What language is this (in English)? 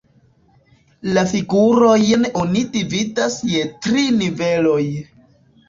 Esperanto